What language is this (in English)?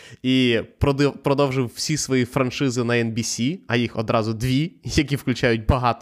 Ukrainian